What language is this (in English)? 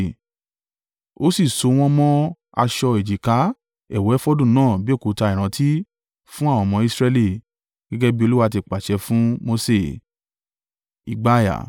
Yoruba